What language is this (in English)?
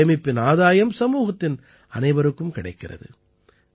Tamil